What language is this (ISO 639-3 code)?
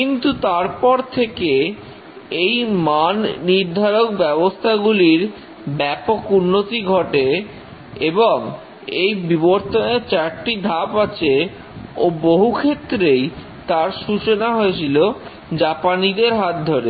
ben